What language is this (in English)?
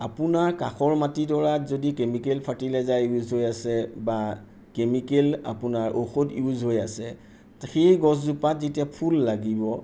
Assamese